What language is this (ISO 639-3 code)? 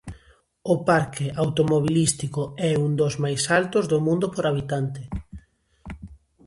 glg